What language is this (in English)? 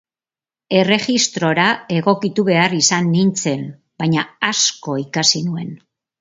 Basque